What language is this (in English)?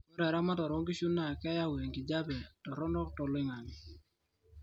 Masai